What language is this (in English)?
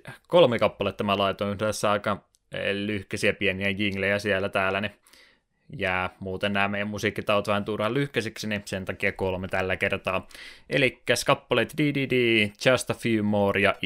Finnish